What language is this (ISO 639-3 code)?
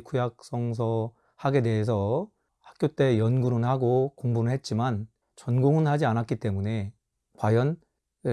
kor